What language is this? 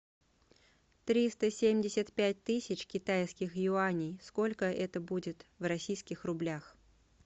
Russian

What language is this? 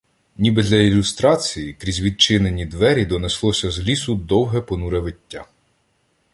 Ukrainian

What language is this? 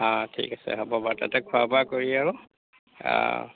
Assamese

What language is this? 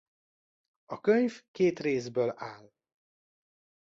Hungarian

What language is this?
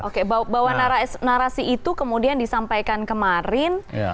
Indonesian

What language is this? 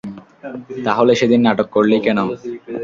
Bangla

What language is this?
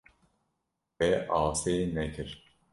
Kurdish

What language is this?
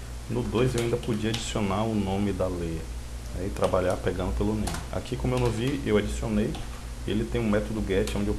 Portuguese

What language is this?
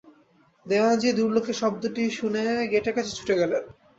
Bangla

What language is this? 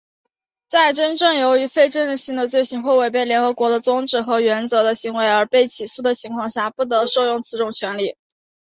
Chinese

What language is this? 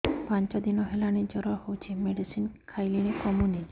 Odia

